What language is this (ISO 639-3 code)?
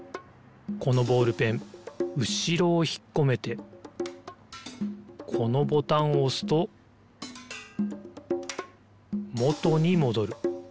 jpn